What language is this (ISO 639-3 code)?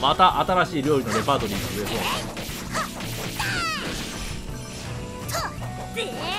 jpn